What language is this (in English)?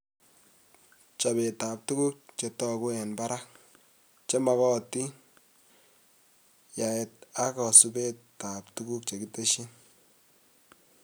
Kalenjin